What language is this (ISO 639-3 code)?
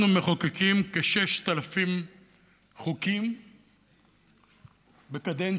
heb